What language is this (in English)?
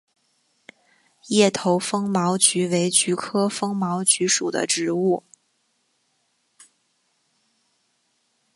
Chinese